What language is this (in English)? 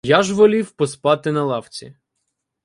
Ukrainian